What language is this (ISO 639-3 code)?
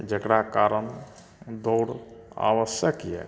mai